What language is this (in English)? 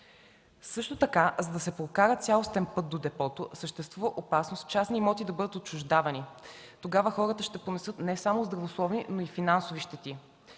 Bulgarian